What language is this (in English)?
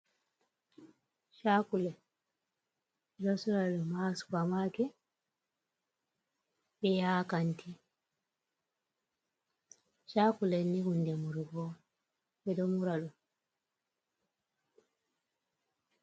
Fula